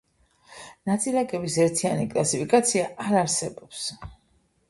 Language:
Georgian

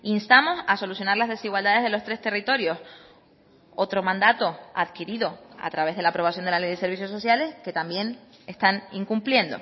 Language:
Spanish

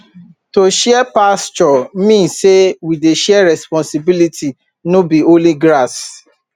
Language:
Nigerian Pidgin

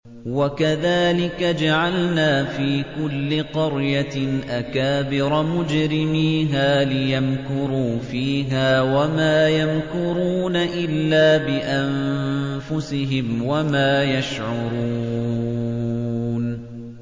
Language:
Arabic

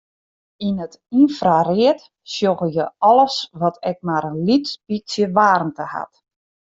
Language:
Western Frisian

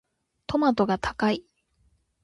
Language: Japanese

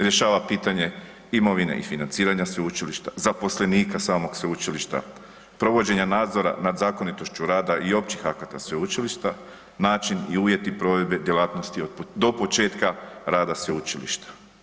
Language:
Croatian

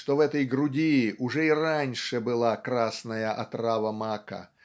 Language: Russian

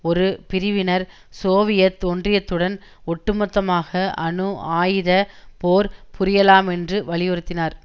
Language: Tamil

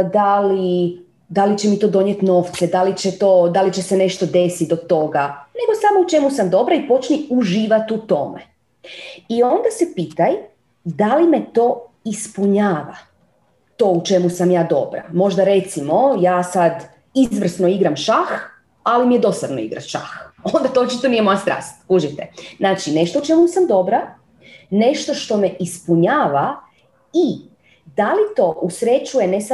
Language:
Croatian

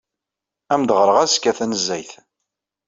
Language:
Kabyle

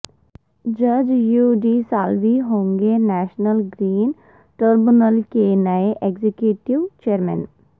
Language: Urdu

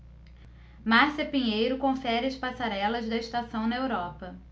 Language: Portuguese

